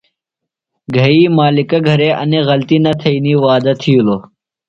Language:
Phalura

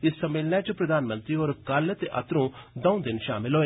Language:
Dogri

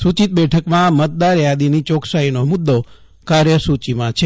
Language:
Gujarati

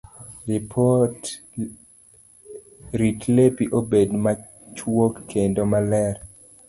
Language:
Luo (Kenya and Tanzania)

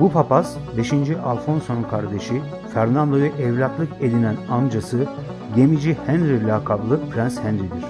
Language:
Turkish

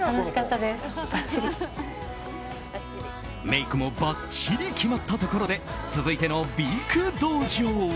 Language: Japanese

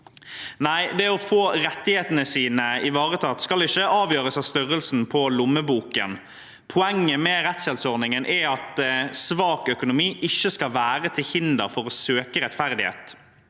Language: Norwegian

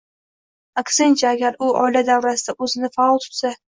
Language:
Uzbek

